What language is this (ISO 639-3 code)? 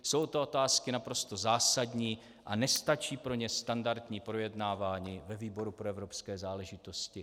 ces